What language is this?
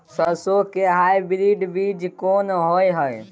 Maithili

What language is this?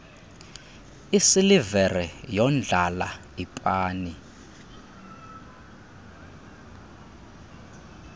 Xhosa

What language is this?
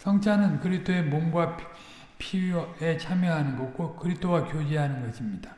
Korean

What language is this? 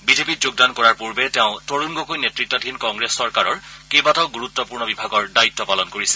Assamese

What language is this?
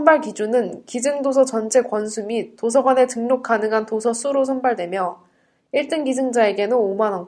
Korean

